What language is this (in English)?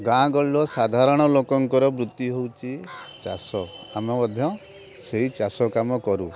Odia